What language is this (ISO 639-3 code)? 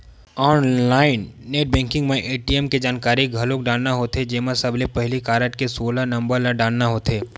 hne